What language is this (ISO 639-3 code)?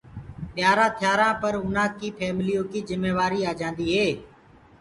ggg